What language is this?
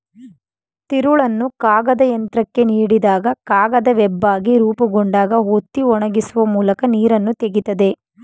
Kannada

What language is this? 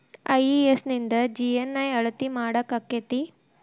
Kannada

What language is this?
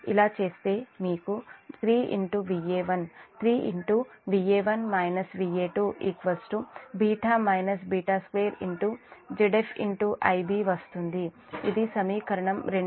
Telugu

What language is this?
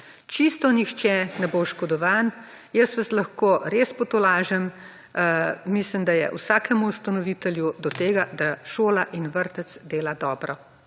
Slovenian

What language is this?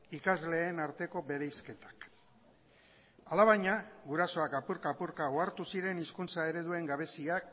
Basque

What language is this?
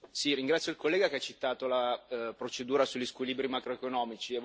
Italian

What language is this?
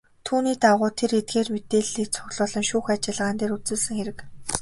Mongolian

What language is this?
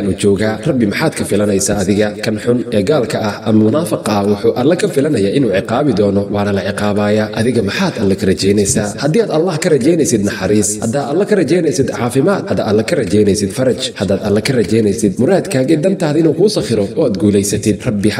Arabic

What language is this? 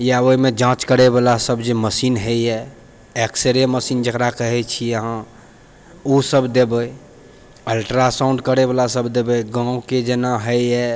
Maithili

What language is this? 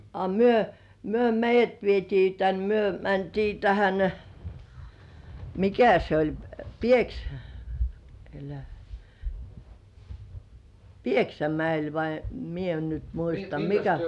Finnish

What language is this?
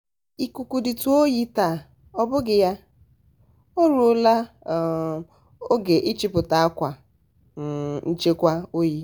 Igbo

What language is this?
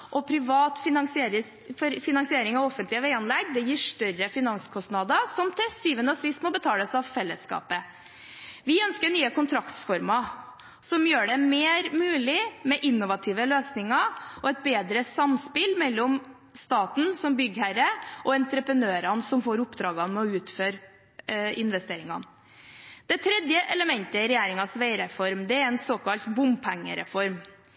Norwegian Bokmål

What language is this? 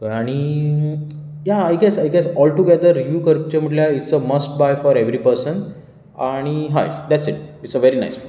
Konkani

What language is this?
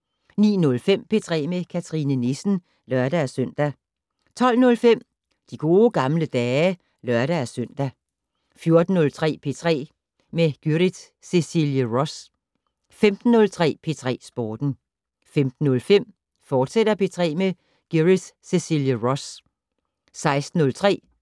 Danish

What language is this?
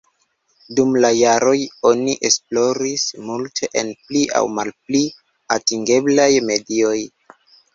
Esperanto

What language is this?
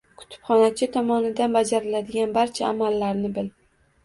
Uzbek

